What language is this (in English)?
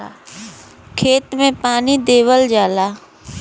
Bhojpuri